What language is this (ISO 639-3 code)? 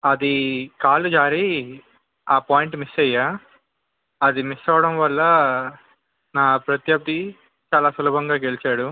tel